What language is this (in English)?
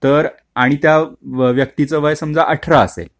Marathi